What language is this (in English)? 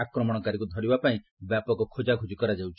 Odia